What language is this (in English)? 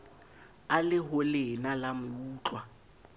Southern Sotho